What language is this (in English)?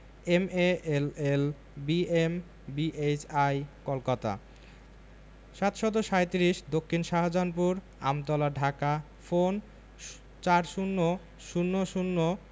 Bangla